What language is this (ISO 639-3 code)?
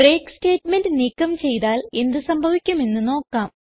mal